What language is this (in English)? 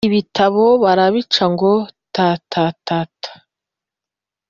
Kinyarwanda